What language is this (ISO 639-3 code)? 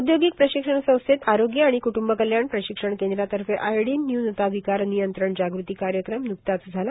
mar